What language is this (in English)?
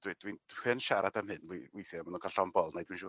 Welsh